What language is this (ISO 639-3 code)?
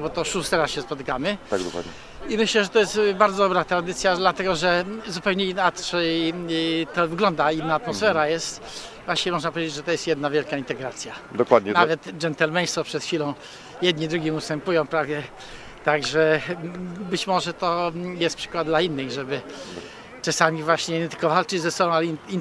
pol